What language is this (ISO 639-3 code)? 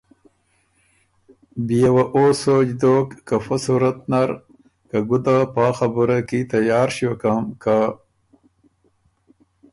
oru